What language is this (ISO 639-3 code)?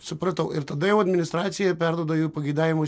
lit